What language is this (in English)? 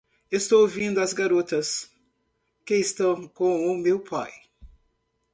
Portuguese